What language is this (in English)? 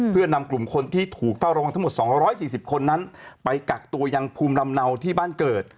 Thai